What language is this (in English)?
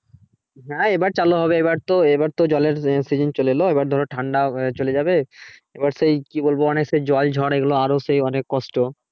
Bangla